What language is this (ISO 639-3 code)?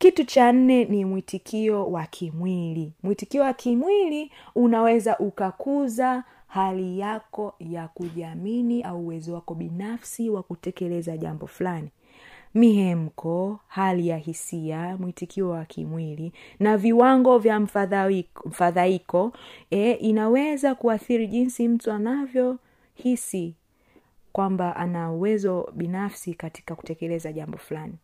swa